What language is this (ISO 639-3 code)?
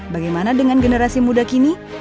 ind